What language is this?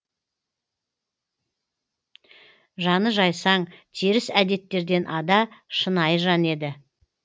Kazakh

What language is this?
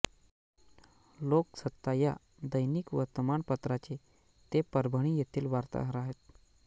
Marathi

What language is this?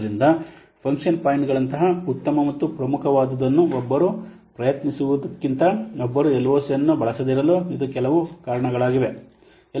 Kannada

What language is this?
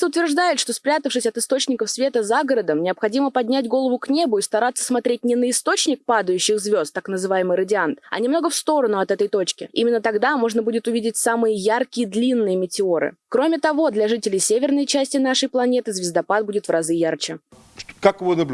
Russian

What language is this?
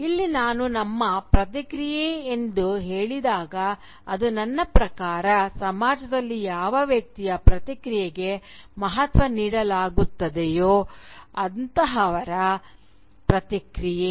Kannada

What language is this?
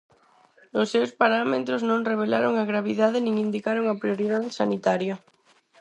Galician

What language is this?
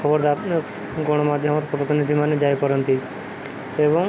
Odia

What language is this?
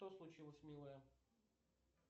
Russian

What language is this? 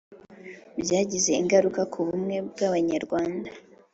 Kinyarwanda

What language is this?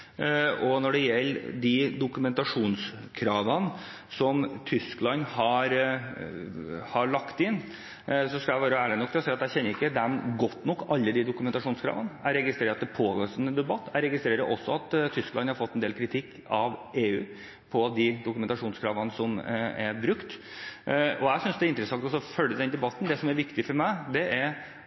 Norwegian Bokmål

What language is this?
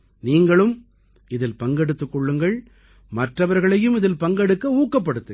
Tamil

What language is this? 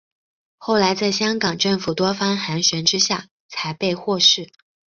Chinese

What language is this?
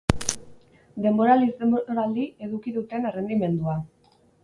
Basque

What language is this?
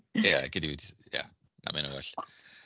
Welsh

